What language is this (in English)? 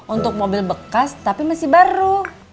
Indonesian